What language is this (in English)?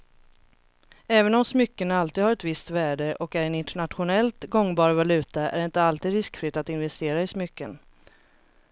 Swedish